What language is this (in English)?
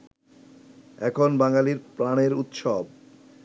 Bangla